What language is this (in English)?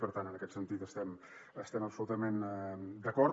Catalan